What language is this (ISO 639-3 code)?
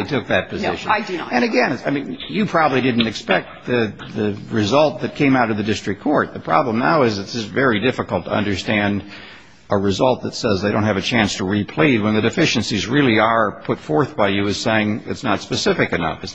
eng